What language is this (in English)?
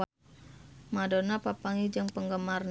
Sundanese